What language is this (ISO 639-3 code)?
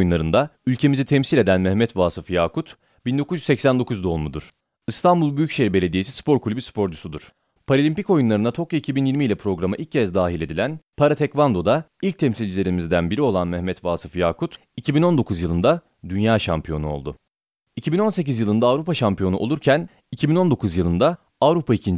tur